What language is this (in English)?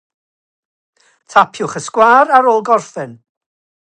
Welsh